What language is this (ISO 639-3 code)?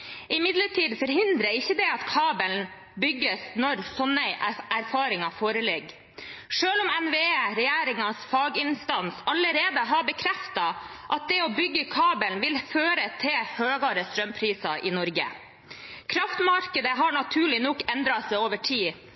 nob